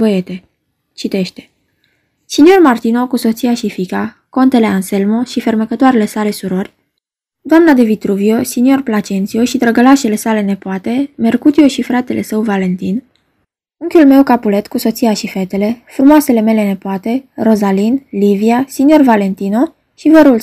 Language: Romanian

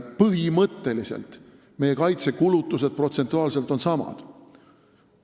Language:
Estonian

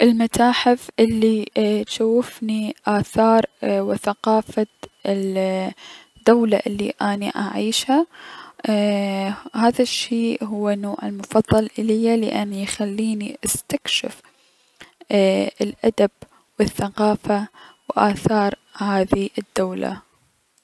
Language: Mesopotamian Arabic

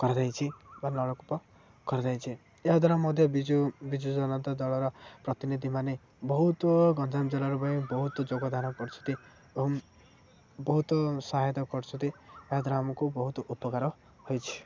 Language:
Odia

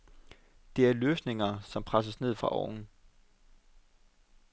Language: Danish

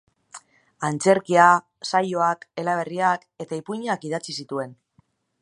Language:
Basque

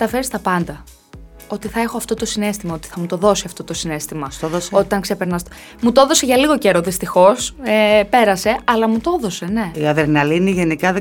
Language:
Greek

